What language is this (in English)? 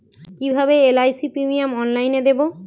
Bangla